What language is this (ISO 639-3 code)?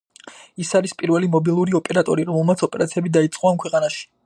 kat